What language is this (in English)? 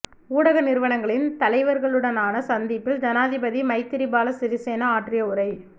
Tamil